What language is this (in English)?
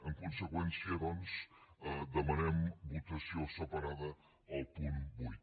Catalan